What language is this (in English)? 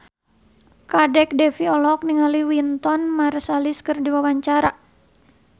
Sundanese